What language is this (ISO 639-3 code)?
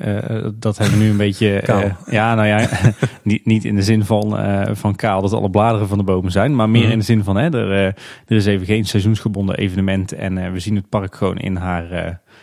nld